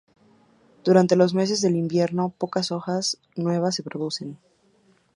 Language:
Spanish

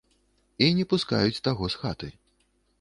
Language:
Belarusian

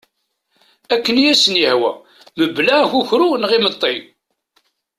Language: Kabyle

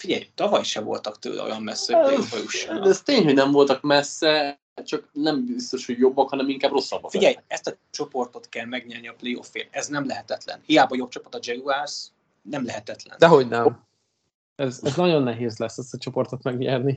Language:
Hungarian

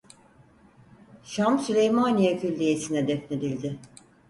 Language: Turkish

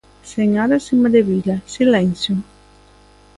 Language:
Galician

